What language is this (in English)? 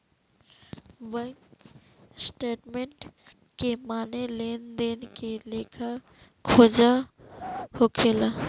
Bhojpuri